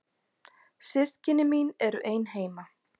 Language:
Icelandic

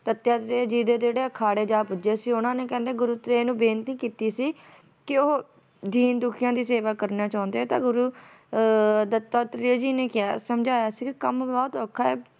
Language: Punjabi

